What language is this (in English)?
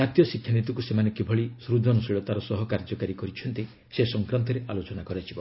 Odia